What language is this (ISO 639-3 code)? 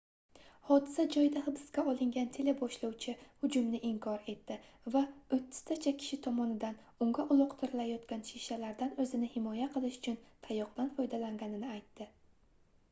uzb